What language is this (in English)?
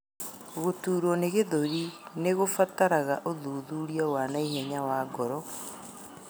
Kikuyu